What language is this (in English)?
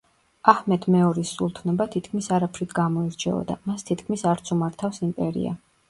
Georgian